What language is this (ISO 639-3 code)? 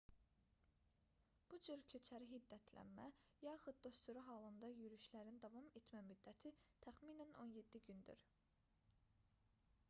aze